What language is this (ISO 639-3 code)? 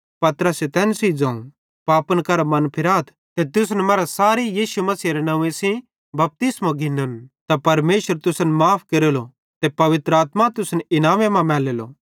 bhd